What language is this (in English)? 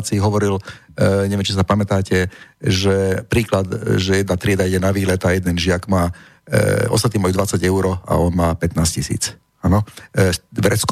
Slovak